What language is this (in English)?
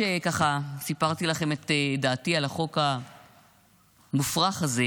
Hebrew